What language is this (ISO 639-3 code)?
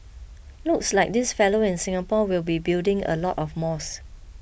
eng